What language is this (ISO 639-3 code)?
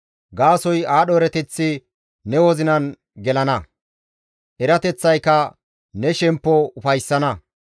gmv